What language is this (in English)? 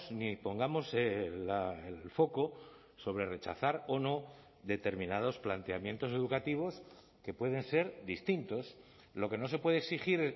Spanish